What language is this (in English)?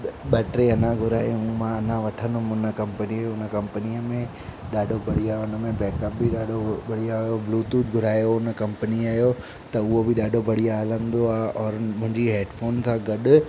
Sindhi